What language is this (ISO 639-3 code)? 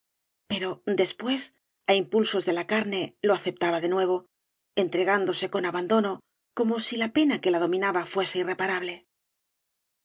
spa